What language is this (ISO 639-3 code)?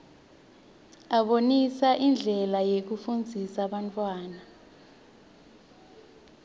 ssw